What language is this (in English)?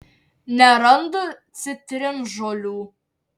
Lithuanian